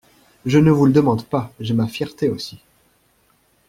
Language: French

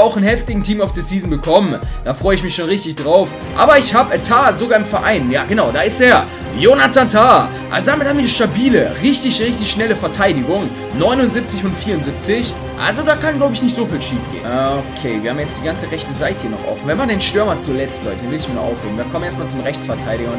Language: German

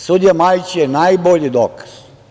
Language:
Serbian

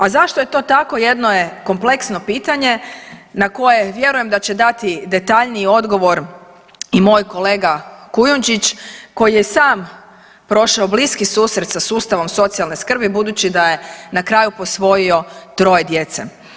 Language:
Croatian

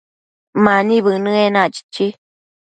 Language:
Matsés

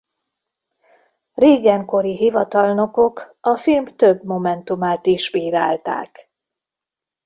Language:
Hungarian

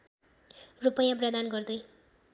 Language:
Nepali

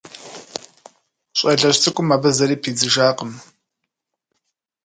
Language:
Kabardian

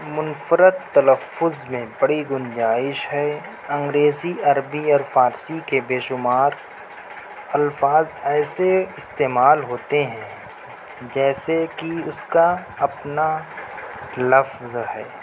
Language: Urdu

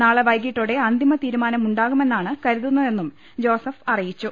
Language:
Malayalam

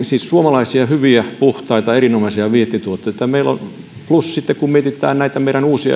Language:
Finnish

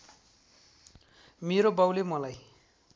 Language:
Nepali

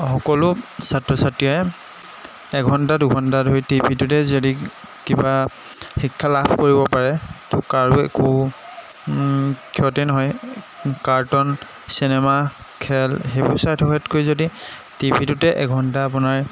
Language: Assamese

